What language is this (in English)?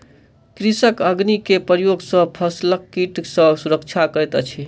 Maithili